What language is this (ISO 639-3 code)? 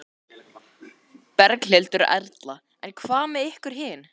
isl